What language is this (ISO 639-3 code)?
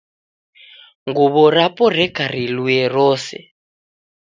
dav